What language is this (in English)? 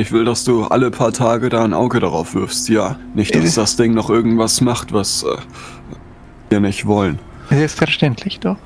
German